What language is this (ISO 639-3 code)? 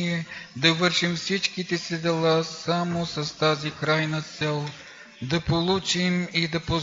bul